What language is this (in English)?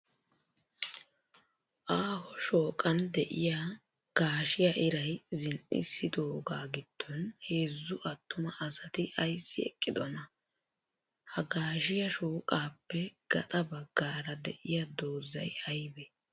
Wolaytta